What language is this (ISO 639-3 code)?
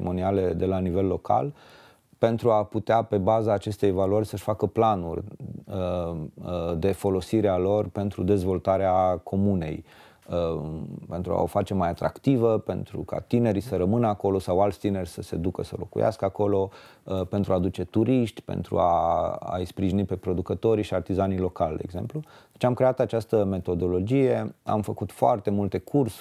ron